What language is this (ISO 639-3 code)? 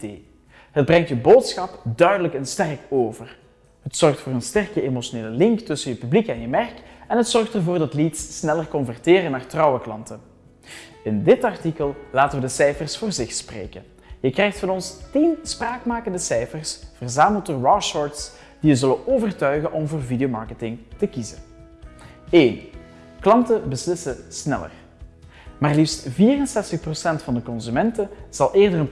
nld